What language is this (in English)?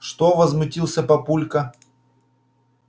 Russian